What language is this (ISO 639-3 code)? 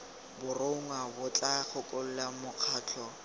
tsn